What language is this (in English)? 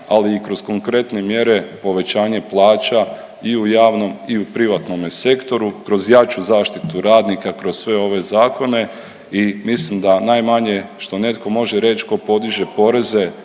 Croatian